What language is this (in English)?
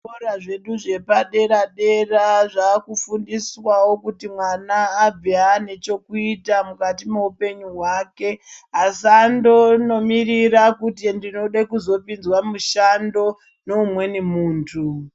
Ndau